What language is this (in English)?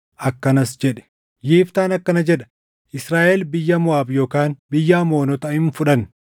Oromo